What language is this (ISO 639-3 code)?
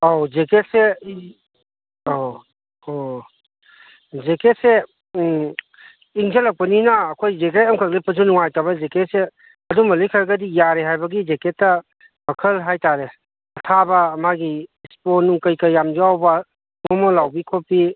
mni